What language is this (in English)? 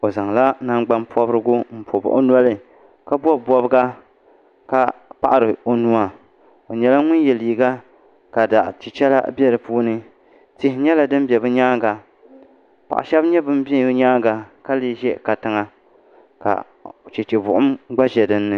Dagbani